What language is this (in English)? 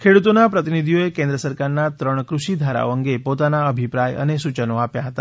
Gujarati